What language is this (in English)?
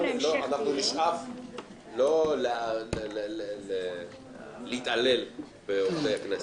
Hebrew